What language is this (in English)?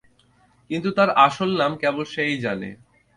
Bangla